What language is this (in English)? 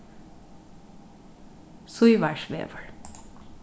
Faroese